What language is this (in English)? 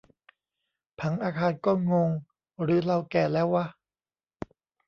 Thai